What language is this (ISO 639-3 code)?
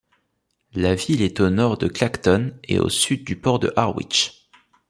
fra